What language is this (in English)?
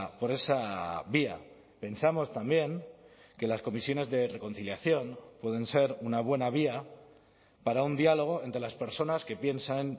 Spanish